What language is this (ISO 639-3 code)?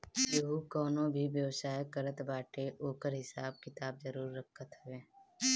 bho